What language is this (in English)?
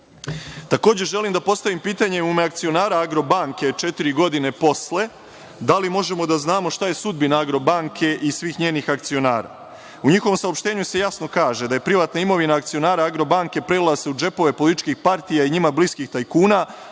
Serbian